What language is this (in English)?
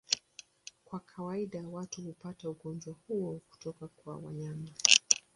Swahili